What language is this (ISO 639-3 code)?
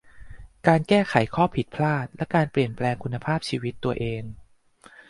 tha